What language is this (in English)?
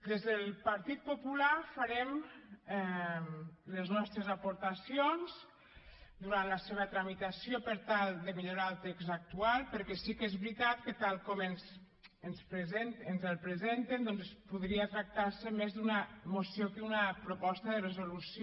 Catalan